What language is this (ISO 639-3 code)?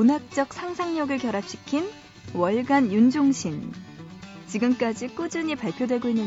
kor